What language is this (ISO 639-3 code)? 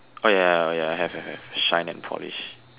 eng